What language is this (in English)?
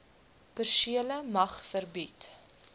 Afrikaans